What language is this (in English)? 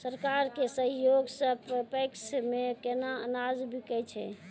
Maithili